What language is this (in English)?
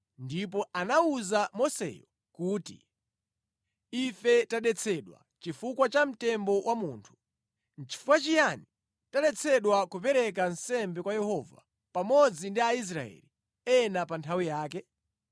Nyanja